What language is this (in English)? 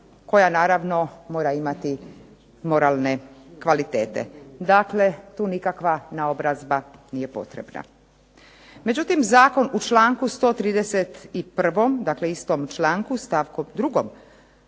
Croatian